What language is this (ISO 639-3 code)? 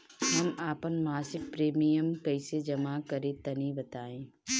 bho